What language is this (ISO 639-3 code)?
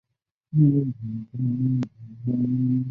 zho